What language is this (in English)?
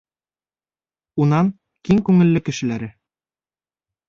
Bashkir